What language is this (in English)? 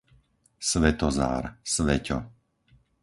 Slovak